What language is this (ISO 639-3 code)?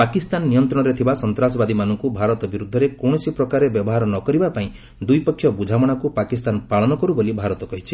ori